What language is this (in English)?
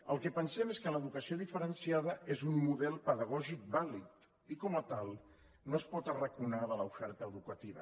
Catalan